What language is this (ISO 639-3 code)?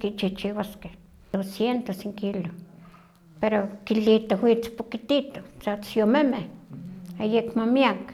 nhq